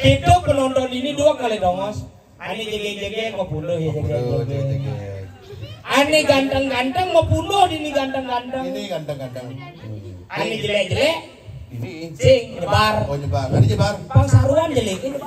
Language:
Indonesian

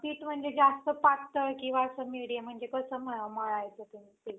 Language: Marathi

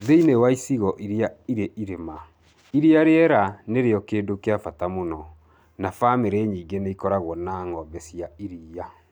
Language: Kikuyu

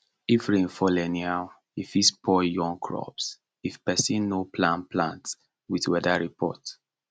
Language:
Nigerian Pidgin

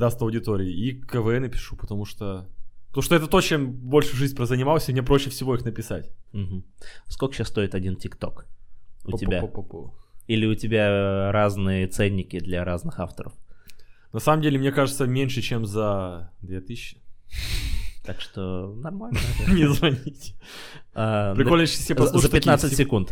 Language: Russian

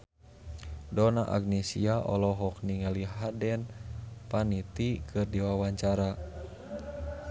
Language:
Sundanese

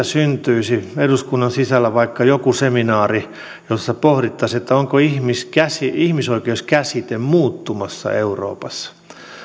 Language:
Finnish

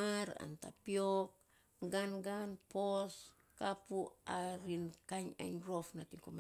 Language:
Saposa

